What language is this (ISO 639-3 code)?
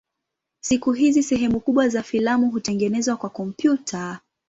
swa